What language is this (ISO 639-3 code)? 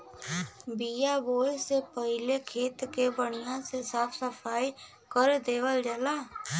bho